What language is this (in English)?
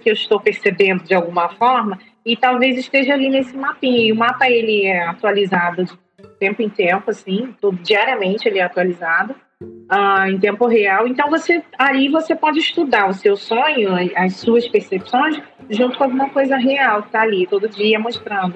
Portuguese